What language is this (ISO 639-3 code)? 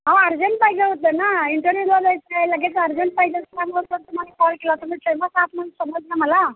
mar